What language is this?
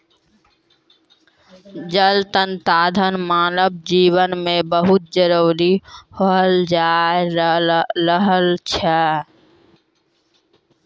Maithili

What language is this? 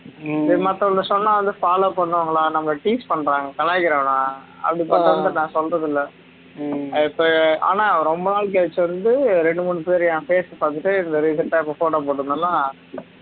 Tamil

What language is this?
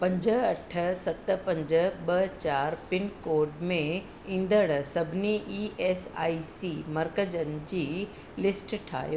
Sindhi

